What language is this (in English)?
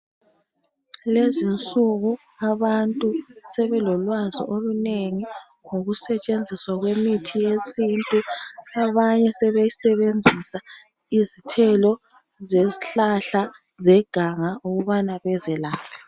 North Ndebele